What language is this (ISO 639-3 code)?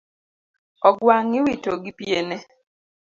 luo